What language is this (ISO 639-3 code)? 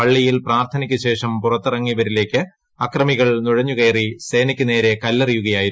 mal